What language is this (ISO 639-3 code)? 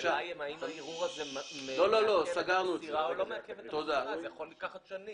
heb